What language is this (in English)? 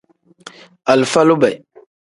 Tem